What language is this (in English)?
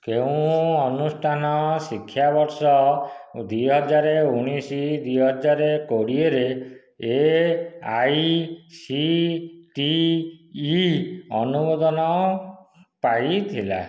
Odia